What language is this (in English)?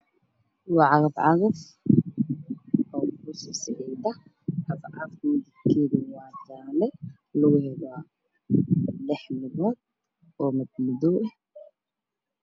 Somali